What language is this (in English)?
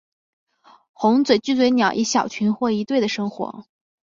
Chinese